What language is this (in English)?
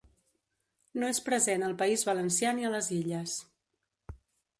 Catalan